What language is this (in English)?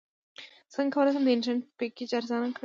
Pashto